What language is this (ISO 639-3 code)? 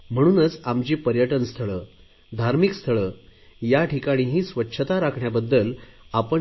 mar